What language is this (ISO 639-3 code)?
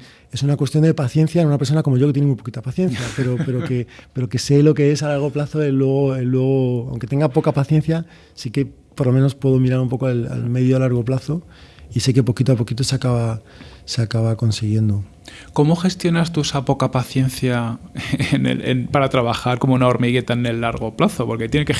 spa